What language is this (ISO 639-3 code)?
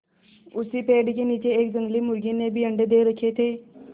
hin